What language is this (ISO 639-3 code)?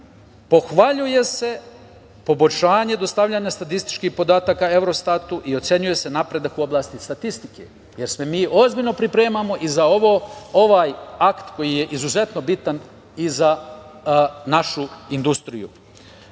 srp